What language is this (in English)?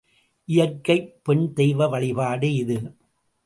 Tamil